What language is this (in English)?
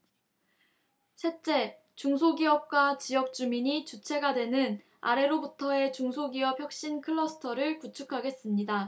Korean